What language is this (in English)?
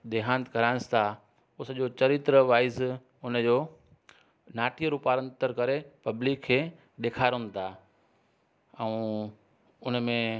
Sindhi